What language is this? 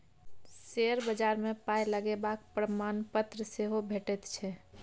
Maithili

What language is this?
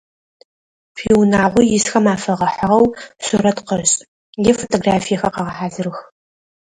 Adyghe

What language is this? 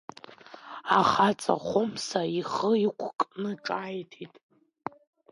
Abkhazian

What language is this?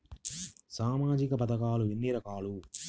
Telugu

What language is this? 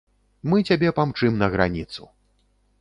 Belarusian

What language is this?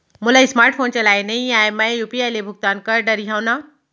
Chhattisgarhi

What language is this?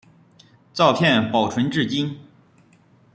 Chinese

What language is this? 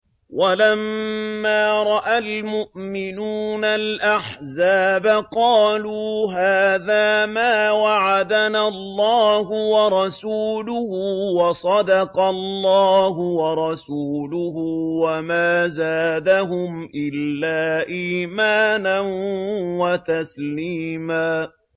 Arabic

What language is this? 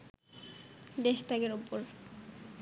Bangla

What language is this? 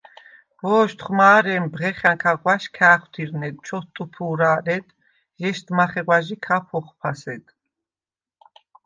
Svan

